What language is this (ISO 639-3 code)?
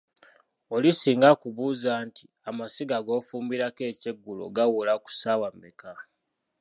lug